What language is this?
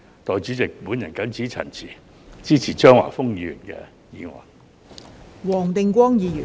Cantonese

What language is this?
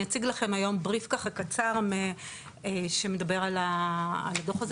Hebrew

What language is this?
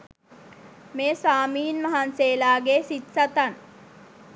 Sinhala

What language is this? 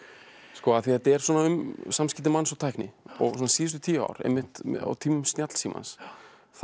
Icelandic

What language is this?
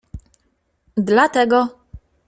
Polish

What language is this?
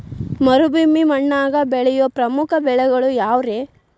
Kannada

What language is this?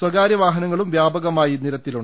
Malayalam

